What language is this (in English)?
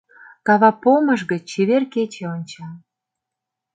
Mari